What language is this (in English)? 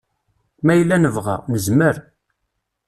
Kabyle